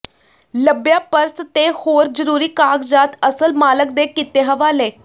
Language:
Punjabi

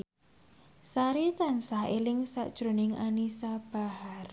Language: Javanese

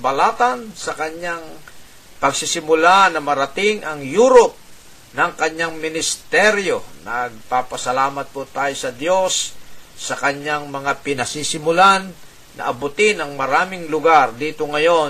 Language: Filipino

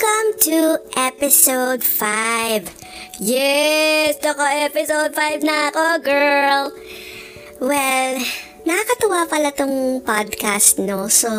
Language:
Filipino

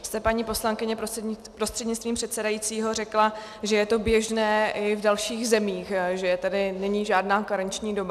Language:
Czech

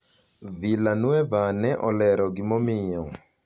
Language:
Luo (Kenya and Tanzania)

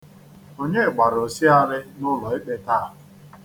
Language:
Igbo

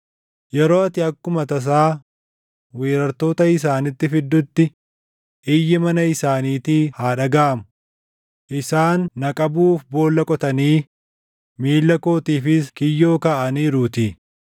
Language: Oromo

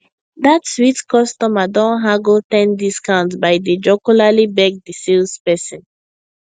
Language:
Nigerian Pidgin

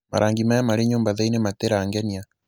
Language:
Kikuyu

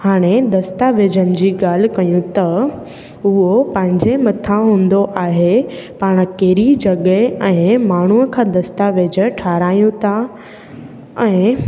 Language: Sindhi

